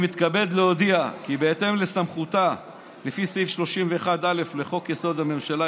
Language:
Hebrew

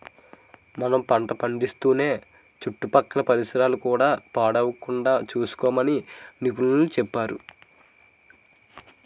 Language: Telugu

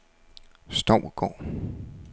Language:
Danish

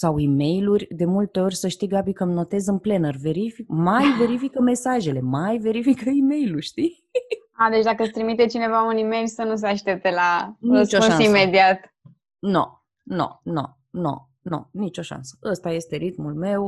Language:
Romanian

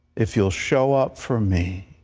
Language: English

